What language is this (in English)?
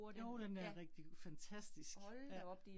Danish